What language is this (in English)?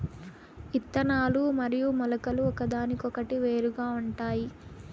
Telugu